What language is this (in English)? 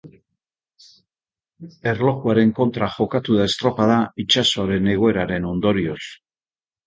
Basque